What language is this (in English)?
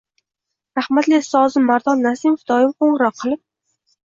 Uzbek